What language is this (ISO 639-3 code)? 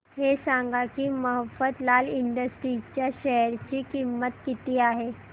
mar